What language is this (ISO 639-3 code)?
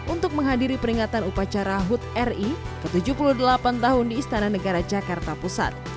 ind